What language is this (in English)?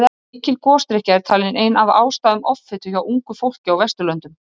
Icelandic